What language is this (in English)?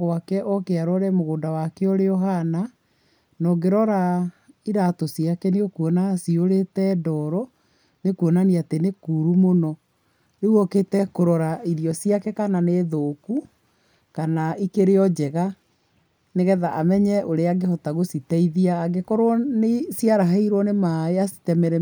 Kikuyu